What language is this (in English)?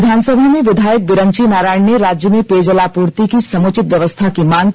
Hindi